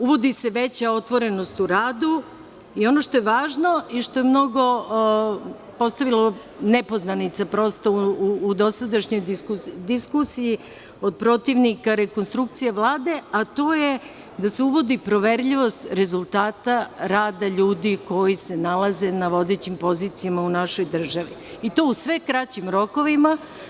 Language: Serbian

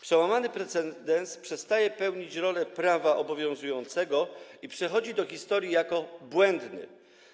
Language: Polish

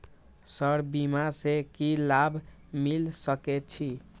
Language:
Maithili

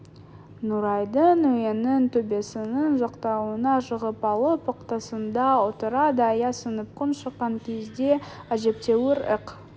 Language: Kazakh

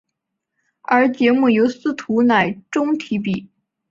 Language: Chinese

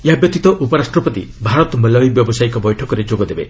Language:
Odia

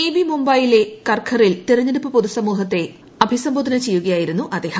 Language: Malayalam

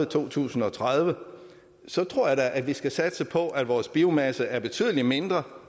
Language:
Danish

